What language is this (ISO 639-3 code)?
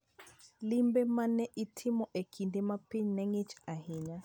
luo